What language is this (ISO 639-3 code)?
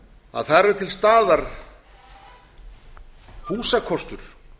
isl